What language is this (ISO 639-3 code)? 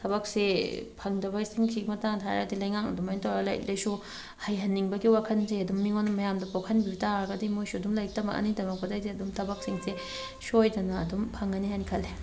mni